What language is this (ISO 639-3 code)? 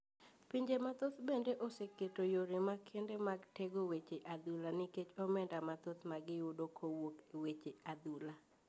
luo